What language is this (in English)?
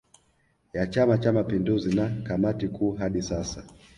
Swahili